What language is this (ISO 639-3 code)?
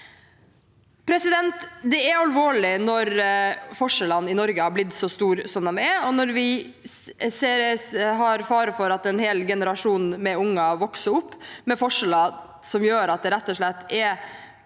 nor